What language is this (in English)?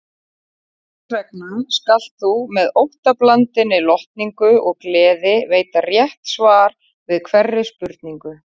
Icelandic